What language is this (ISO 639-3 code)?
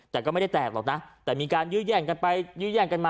tha